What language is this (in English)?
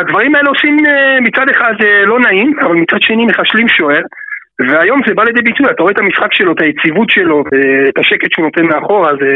Hebrew